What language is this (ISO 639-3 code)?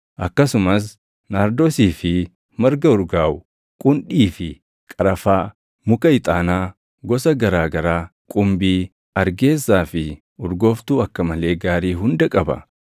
orm